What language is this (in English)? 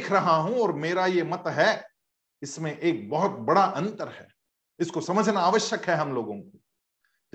Hindi